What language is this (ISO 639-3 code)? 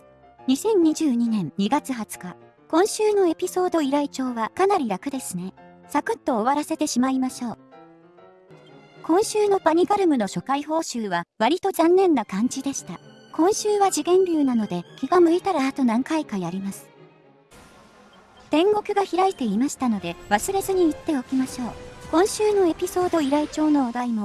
jpn